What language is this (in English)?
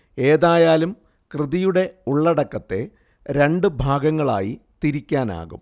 Malayalam